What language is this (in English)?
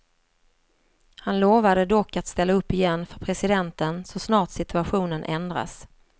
Swedish